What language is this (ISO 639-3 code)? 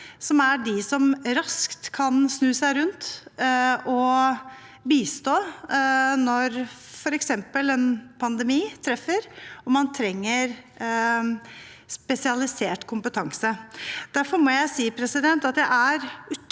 nor